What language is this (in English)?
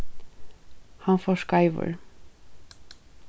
Faroese